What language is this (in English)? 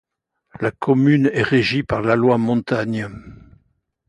French